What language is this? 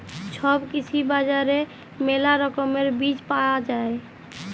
Bangla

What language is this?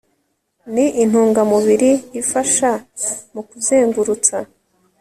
Kinyarwanda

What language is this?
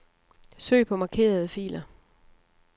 Danish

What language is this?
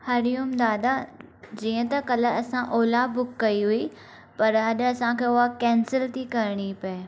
Sindhi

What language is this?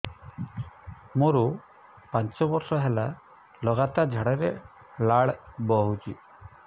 Odia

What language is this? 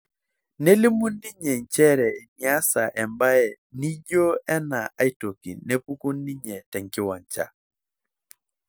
Masai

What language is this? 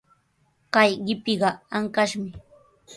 Sihuas Ancash Quechua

